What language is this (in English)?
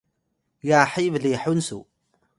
Atayal